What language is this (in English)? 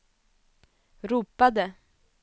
Swedish